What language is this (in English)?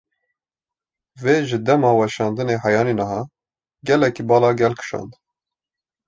Kurdish